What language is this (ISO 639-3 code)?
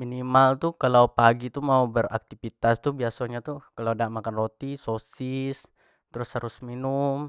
jax